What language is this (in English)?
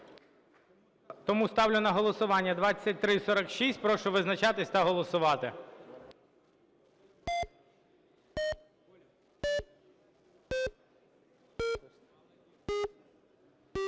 Ukrainian